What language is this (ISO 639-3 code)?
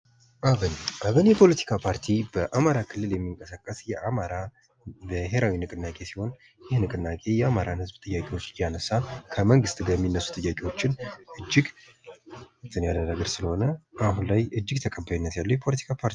amh